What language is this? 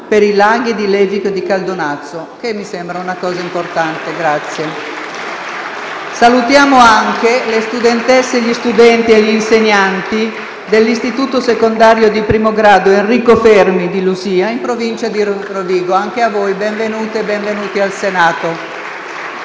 Italian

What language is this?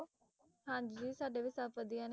Punjabi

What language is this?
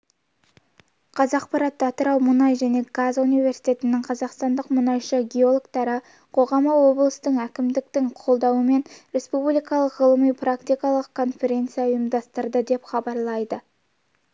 Kazakh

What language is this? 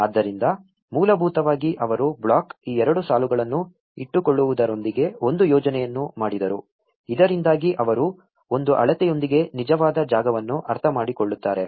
Kannada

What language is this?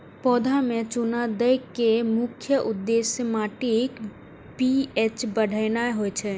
Maithili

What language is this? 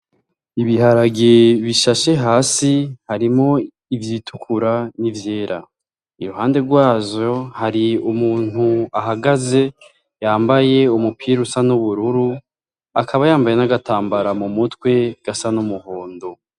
Rundi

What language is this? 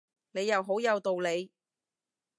Cantonese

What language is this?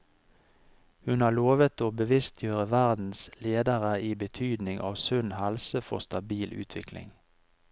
Norwegian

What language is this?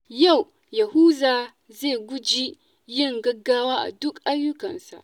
Hausa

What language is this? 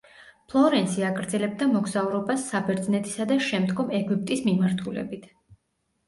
Georgian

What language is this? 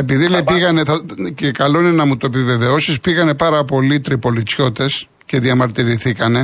Greek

